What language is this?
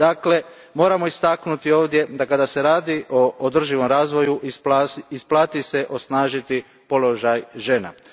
Croatian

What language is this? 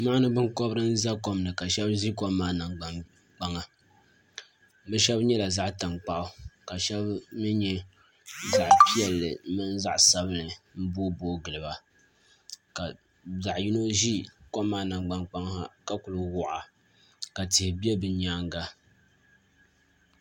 Dagbani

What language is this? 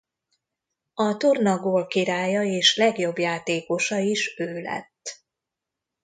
Hungarian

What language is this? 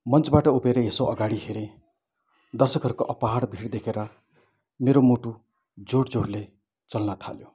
Nepali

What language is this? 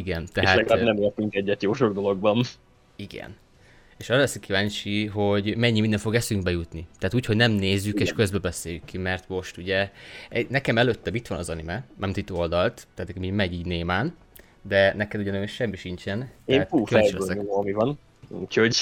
Hungarian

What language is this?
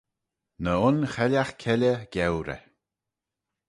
Manx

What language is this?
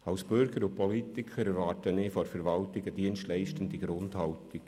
Swiss German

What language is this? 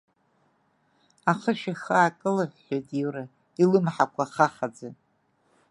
Abkhazian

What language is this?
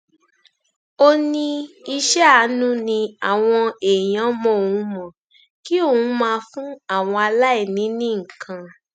Yoruba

